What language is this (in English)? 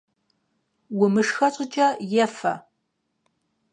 Kabardian